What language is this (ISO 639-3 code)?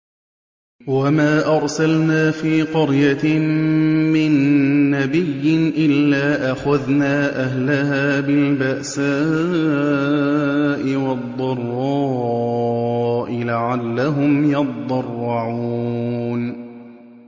ara